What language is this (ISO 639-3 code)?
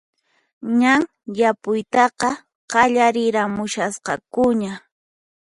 qxp